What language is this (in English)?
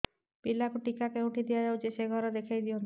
Odia